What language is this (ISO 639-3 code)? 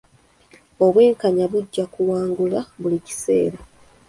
lug